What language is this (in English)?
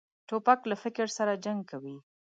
Pashto